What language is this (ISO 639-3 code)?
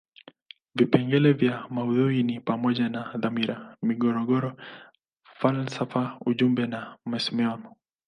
swa